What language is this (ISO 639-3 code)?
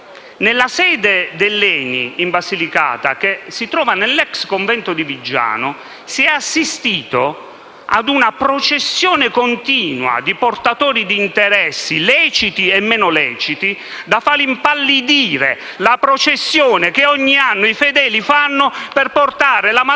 ita